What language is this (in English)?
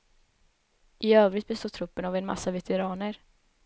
Swedish